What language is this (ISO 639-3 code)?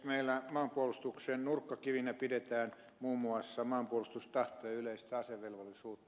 fin